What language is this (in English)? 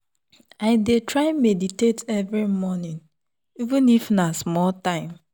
Nigerian Pidgin